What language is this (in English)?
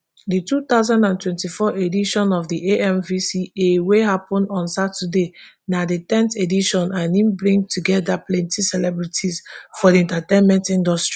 Nigerian Pidgin